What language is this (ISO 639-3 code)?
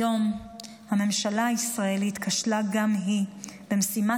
heb